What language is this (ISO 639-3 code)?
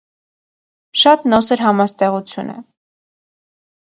hye